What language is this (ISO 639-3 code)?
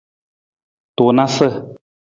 nmz